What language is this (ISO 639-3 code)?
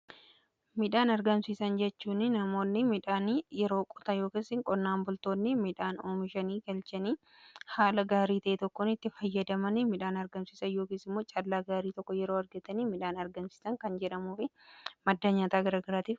orm